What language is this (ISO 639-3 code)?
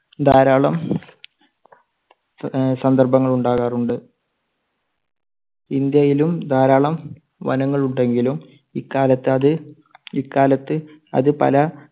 mal